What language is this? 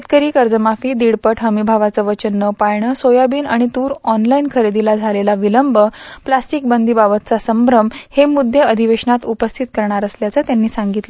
Marathi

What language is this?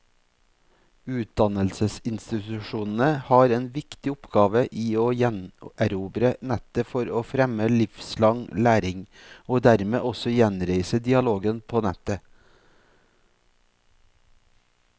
Norwegian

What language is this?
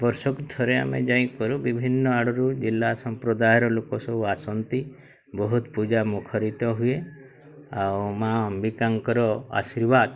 Odia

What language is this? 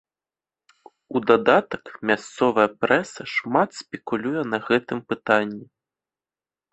Belarusian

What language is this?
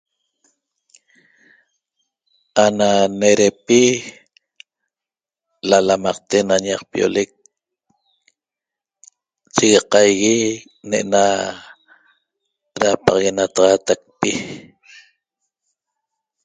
Toba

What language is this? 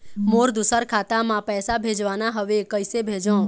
Chhattisgarhi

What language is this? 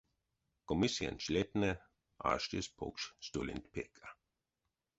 Erzya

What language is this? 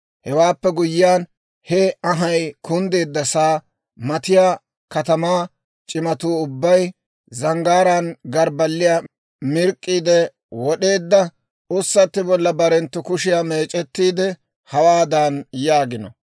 Dawro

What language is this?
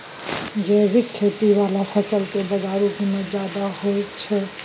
Maithili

